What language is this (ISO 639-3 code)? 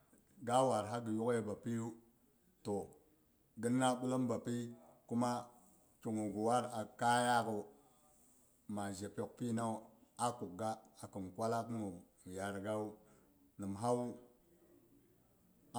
bux